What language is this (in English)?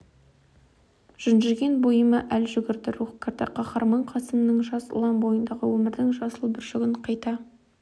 Kazakh